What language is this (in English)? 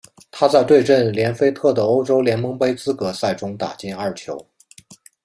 Chinese